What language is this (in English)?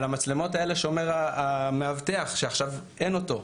Hebrew